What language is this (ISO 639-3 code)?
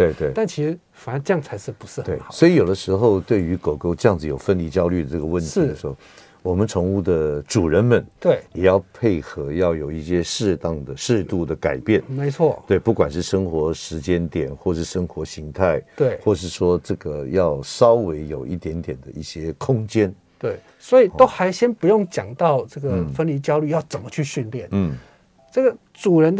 zho